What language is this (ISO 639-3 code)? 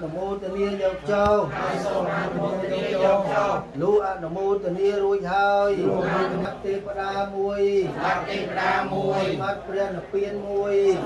tha